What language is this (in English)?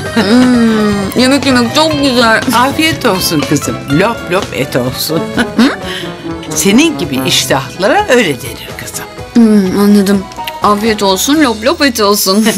Turkish